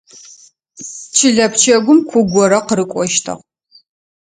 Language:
Adyghe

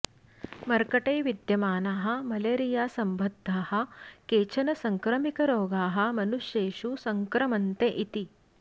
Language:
Sanskrit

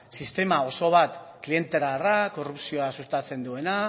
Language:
Basque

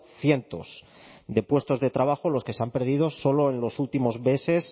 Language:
Spanish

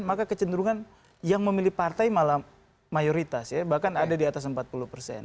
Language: Indonesian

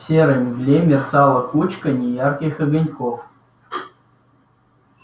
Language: Russian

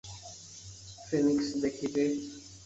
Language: Bangla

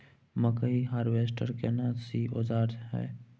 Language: Maithili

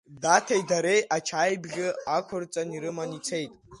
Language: Abkhazian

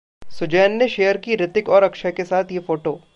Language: Hindi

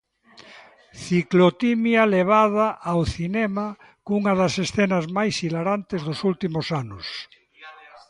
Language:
Galician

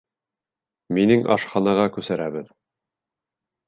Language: Bashkir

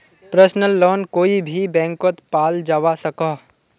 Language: Magahi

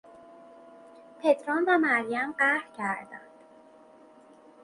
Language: Persian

